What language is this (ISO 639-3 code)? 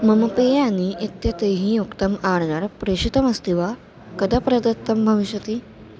san